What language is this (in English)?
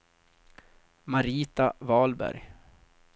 Swedish